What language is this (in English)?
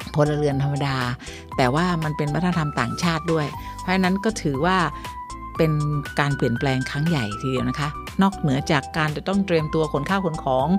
Thai